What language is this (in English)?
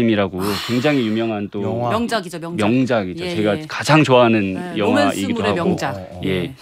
Korean